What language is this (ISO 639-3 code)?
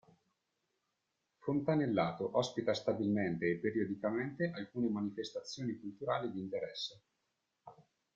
ita